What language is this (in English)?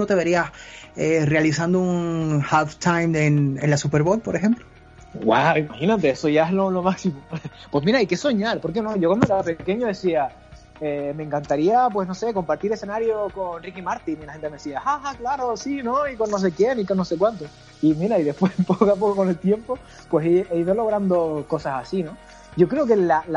Spanish